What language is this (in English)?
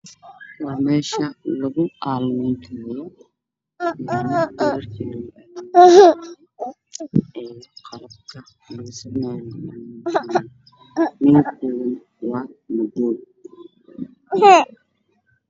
Somali